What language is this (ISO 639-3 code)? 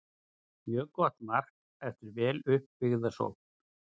isl